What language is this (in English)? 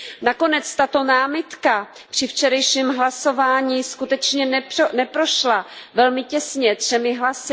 Czech